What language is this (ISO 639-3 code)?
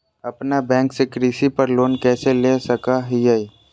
mag